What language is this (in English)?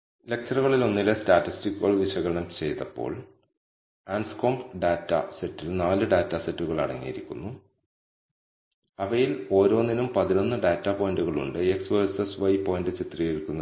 Malayalam